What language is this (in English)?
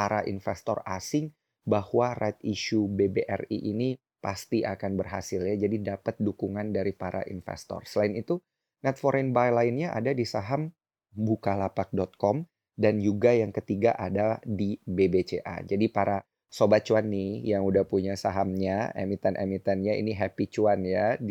Indonesian